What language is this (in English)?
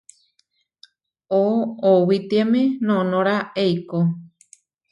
Huarijio